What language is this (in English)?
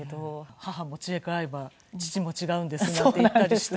Japanese